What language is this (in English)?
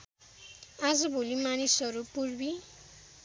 Nepali